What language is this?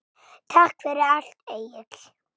Icelandic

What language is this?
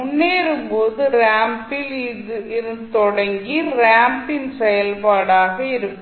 Tamil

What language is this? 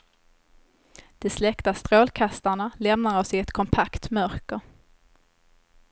Swedish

